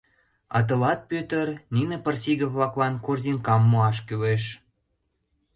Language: Mari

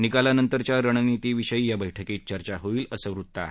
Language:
Marathi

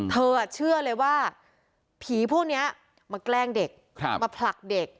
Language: Thai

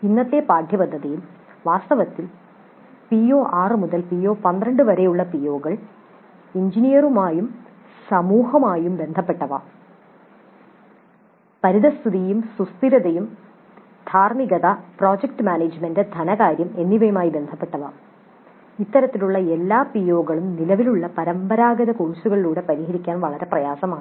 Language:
Malayalam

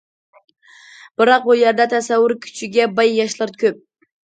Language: Uyghur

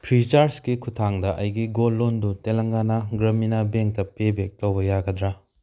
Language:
Manipuri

